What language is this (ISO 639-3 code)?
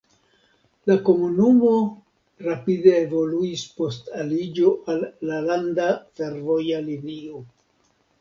epo